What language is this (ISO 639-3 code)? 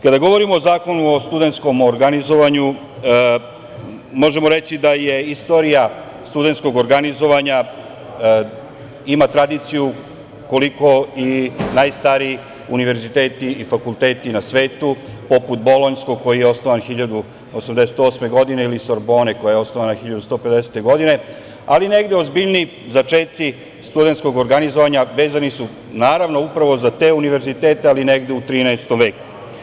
srp